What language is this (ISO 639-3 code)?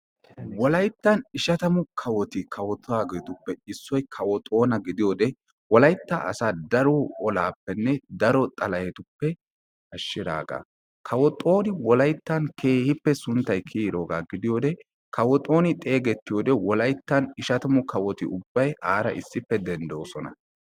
wal